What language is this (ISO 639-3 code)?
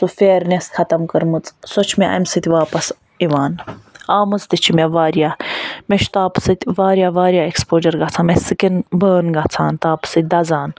kas